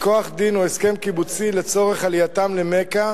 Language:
Hebrew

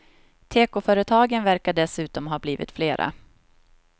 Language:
Swedish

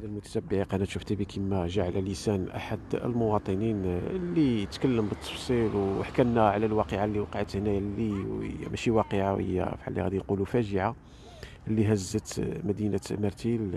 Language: Arabic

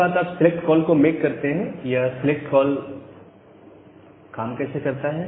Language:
Hindi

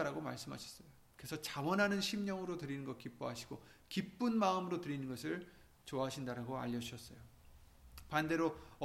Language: Korean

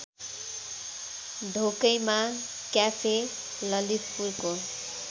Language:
Nepali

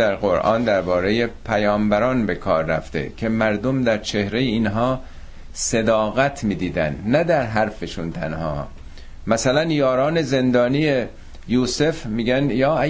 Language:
Persian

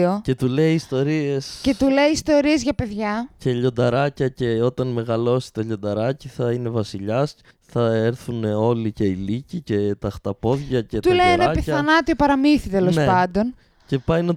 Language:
Greek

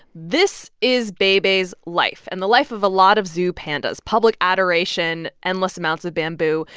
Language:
English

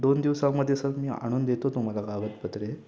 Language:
Marathi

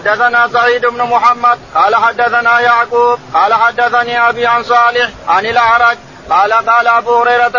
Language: Arabic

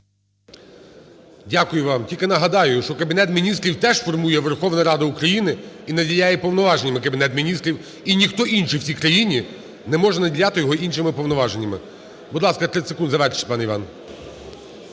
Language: Ukrainian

